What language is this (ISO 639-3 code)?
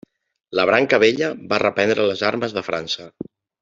cat